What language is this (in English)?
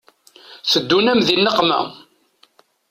Kabyle